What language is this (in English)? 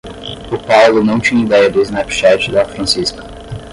Portuguese